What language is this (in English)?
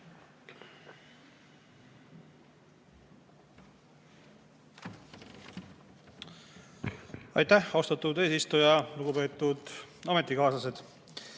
Estonian